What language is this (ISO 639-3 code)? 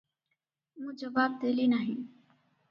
ori